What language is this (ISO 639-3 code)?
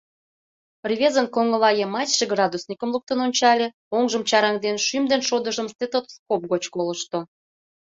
chm